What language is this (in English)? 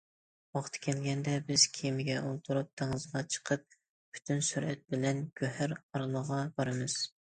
Uyghur